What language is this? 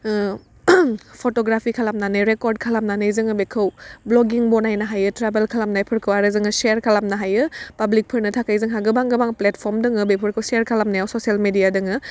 Bodo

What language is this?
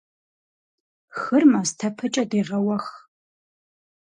Kabardian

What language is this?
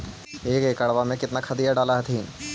Magahi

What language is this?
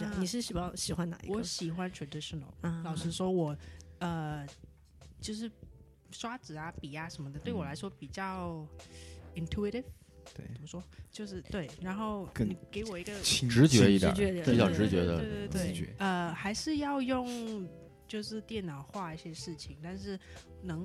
Chinese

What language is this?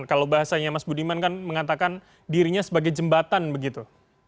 Indonesian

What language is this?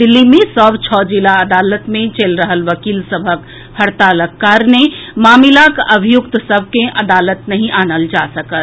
Maithili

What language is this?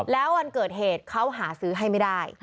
Thai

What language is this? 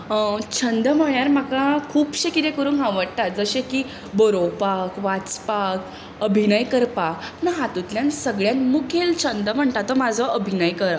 Konkani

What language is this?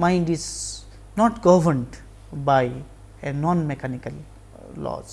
English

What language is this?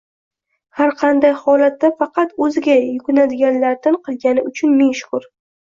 Uzbek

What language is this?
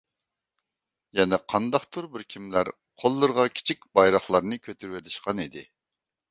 Uyghur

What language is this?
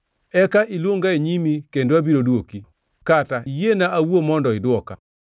Luo (Kenya and Tanzania)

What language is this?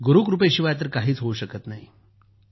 Marathi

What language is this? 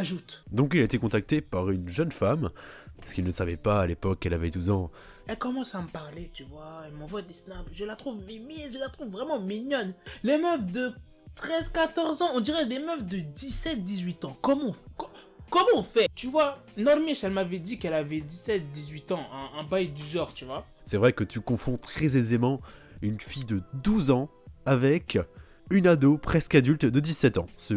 French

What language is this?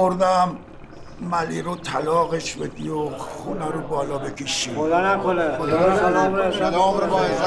Persian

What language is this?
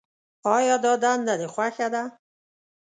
Pashto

